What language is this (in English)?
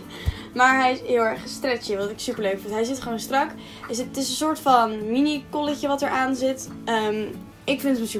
Dutch